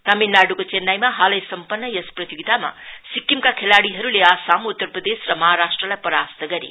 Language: Nepali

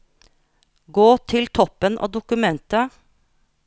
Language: Norwegian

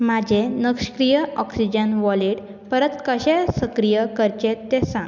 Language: Konkani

